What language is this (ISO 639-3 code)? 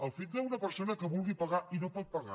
cat